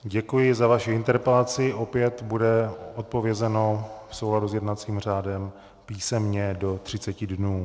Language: Czech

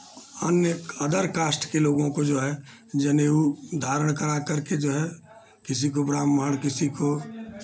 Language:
Hindi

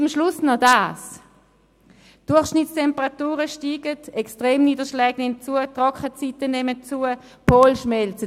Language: Swiss German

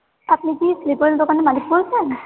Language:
Bangla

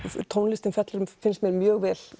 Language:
Icelandic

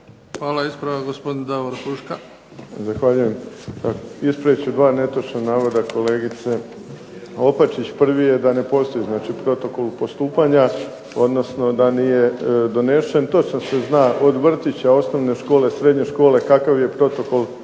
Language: Croatian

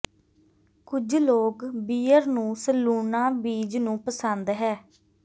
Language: Punjabi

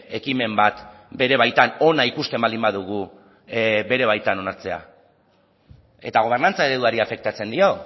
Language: Basque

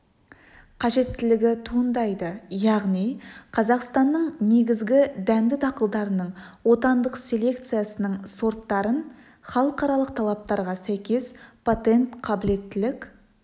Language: Kazakh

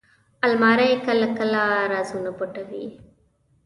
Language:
Pashto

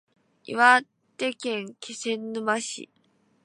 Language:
Japanese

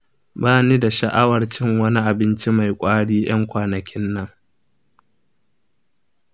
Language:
Hausa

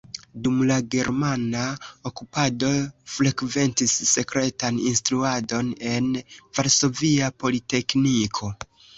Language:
Esperanto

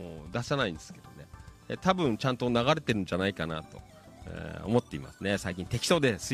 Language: Japanese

